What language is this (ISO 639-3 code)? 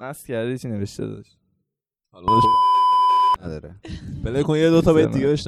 fas